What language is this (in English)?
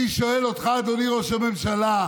Hebrew